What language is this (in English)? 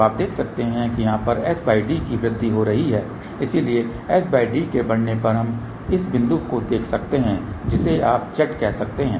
Hindi